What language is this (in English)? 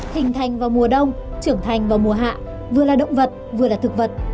Vietnamese